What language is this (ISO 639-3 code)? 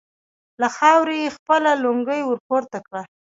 pus